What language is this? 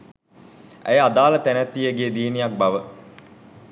Sinhala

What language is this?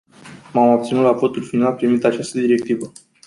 Romanian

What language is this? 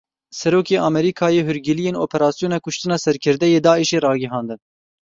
Kurdish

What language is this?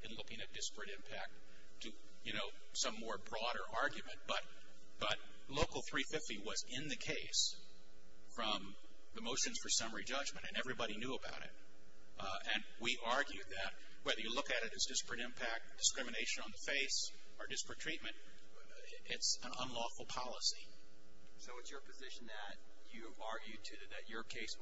English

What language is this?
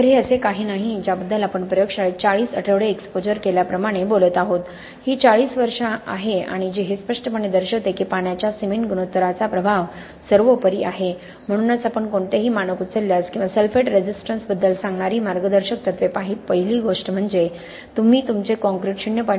Marathi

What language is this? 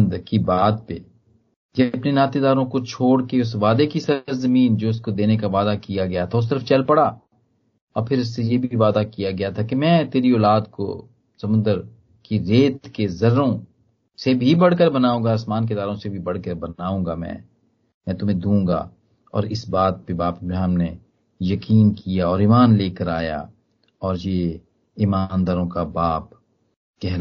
Hindi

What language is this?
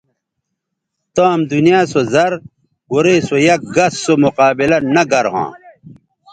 Bateri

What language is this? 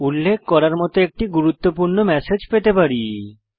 Bangla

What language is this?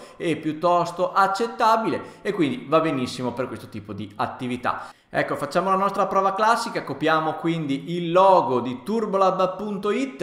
Italian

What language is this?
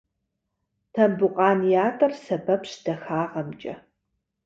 Kabardian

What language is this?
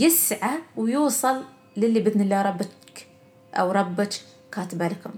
Arabic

